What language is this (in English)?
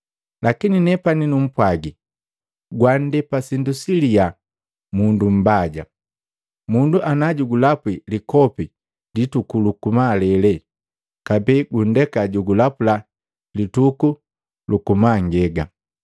Matengo